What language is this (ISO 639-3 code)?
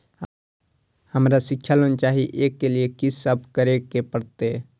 mai